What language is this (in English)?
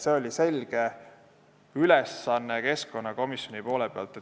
Estonian